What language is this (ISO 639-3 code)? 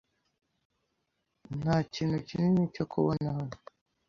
kin